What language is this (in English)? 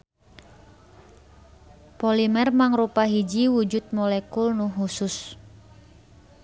Sundanese